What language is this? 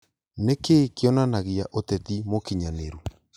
Kikuyu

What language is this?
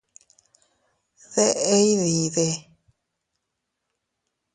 Teutila Cuicatec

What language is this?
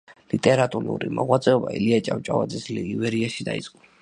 Georgian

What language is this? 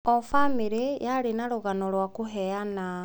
Kikuyu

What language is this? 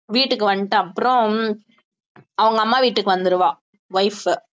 Tamil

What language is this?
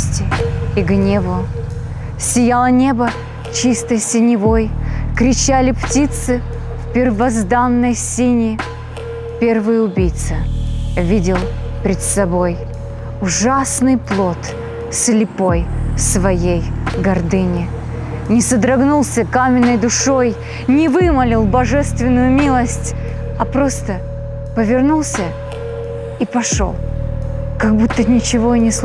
Russian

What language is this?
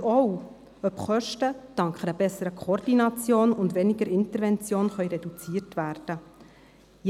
Swiss German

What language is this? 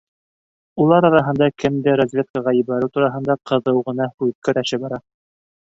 Bashkir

